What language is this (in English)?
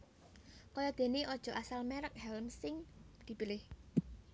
Javanese